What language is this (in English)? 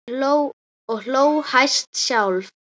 Icelandic